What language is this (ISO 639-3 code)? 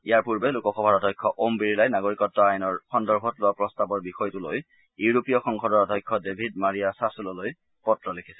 asm